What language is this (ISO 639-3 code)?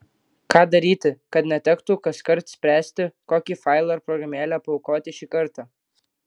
lit